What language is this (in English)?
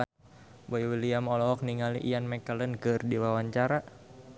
Sundanese